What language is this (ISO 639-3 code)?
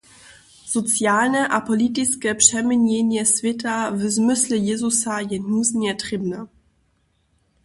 hsb